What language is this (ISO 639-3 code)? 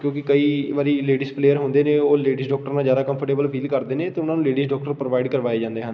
pan